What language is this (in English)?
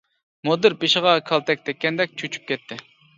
Uyghur